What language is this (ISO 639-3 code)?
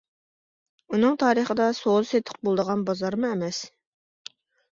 uig